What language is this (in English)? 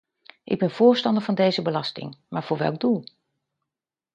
Dutch